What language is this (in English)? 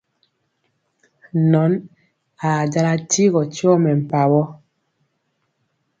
Mpiemo